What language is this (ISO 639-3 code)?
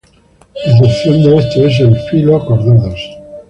spa